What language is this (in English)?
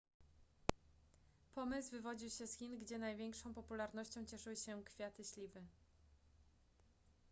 Polish